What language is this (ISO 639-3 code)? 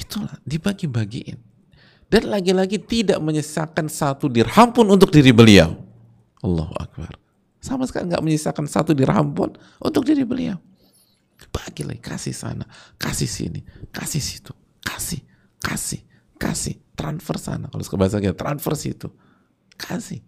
ind